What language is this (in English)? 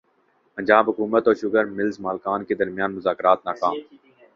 Urdu